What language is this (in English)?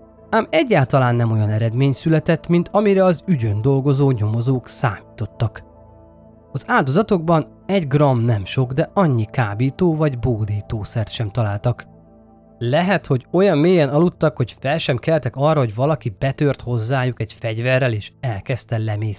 Hungarian